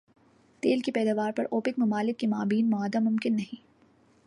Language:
Urdu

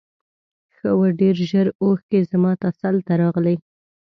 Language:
Pashto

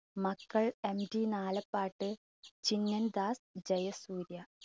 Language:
Malayalam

